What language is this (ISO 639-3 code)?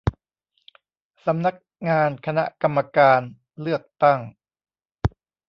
tha